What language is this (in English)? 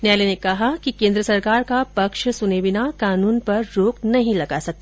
Hindi